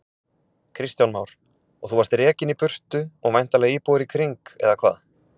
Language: Icelandic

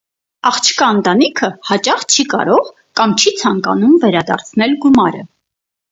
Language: Armenian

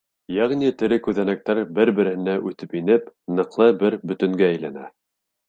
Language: Bashkir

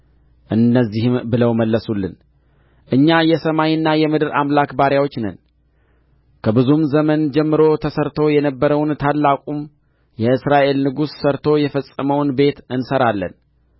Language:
Amharic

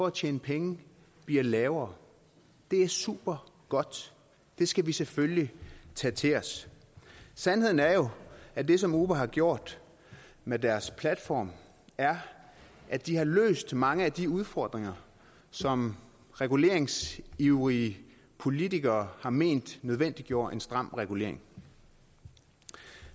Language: Danish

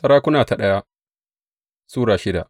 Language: Hausa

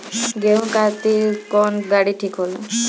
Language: Bhojpuri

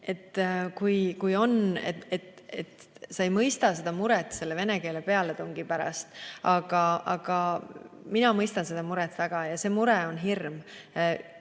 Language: Estonian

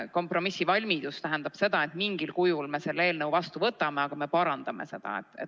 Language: Estonian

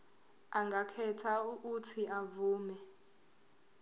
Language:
Zulu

